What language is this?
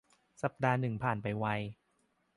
Thai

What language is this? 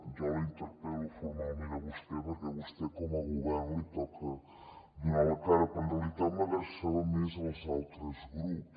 Catalan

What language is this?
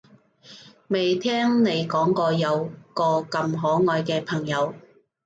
Cantonese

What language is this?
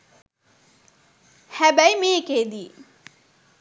Sinhala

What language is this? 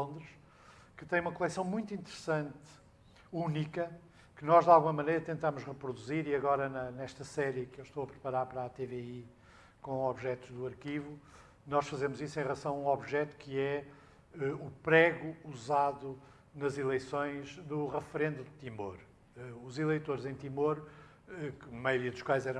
Portuguese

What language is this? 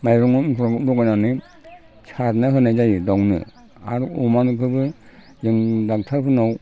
Bodo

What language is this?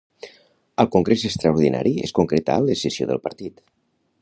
Catalan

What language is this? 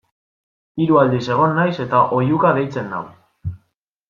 Basque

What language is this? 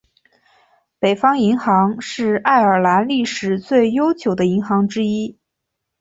Chinese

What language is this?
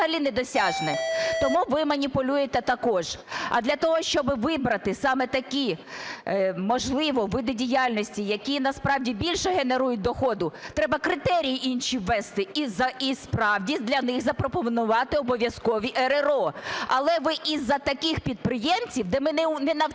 Ukrainian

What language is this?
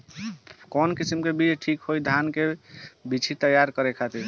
Bhojpuri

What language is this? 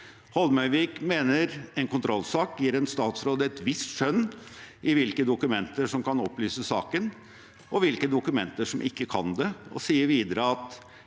Norwegian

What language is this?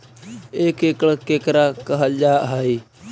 Magahi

